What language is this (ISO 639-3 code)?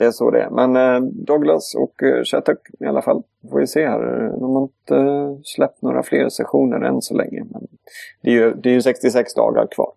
swe